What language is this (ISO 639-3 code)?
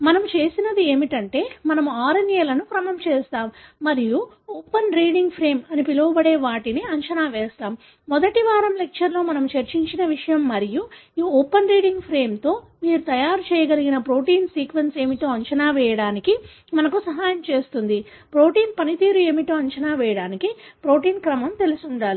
tel